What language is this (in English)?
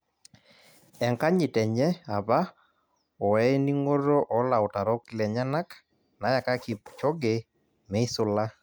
Masai